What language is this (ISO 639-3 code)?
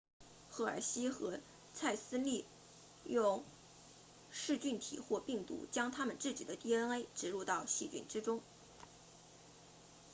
zho